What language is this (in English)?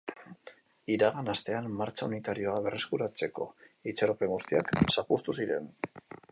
Basque